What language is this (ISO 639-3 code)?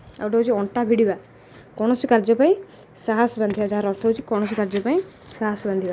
ori